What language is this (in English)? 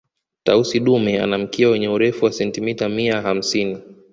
Swahili